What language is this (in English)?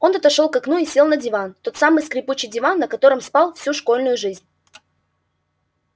Russian